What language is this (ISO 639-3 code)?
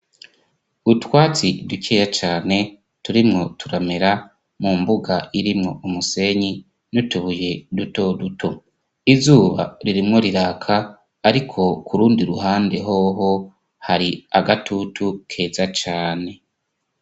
run